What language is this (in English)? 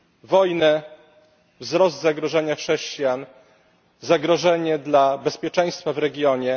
Polish